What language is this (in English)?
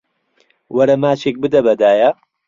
Central Kurdish